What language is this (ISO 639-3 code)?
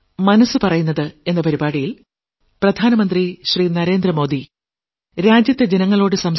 mal